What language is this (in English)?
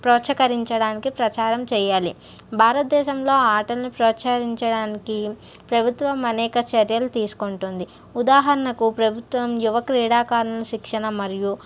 Telugu